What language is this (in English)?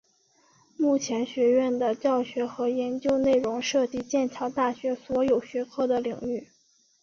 Chinese